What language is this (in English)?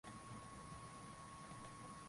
Swahili